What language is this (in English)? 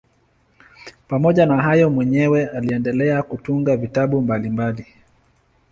Swahili